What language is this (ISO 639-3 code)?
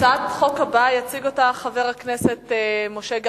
heb